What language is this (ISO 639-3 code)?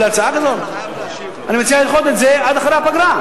heb